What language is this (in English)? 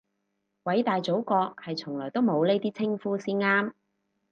Cantonese